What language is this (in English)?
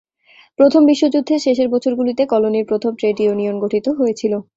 Bangla